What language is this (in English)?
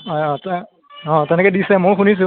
Assamese